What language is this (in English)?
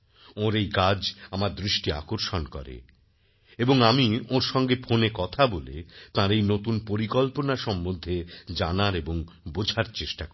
Bangla